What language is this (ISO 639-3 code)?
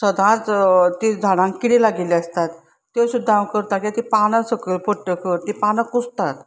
kok